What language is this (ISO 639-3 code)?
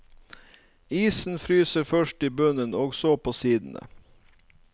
nor